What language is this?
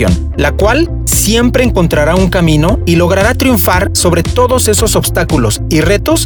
Spanish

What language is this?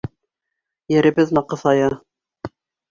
Bashkir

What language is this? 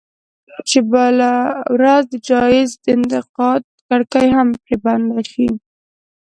Pashto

